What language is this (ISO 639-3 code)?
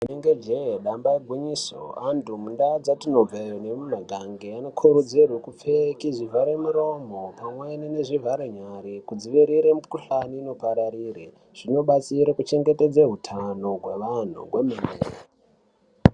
ndc